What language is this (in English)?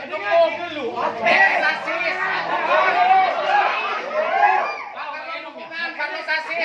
Indonesian